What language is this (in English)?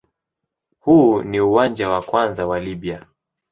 Swahili